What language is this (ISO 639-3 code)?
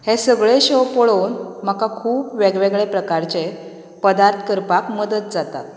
kok